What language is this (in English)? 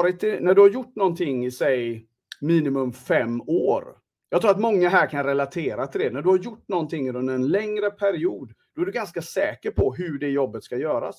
Swedish